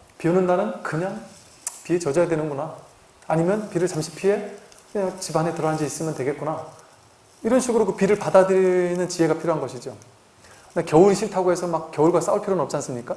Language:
Korean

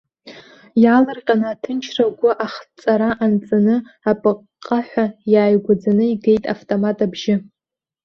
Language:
Abkhazian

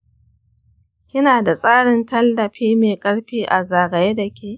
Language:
Hausa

